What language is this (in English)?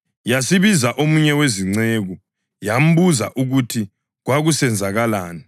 North Ndebele